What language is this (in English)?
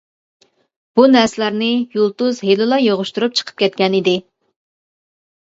Uyghur